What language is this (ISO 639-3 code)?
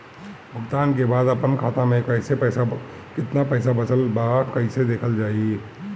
bho